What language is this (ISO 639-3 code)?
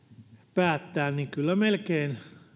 fin